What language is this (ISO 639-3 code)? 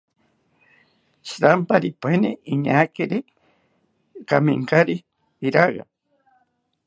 cpy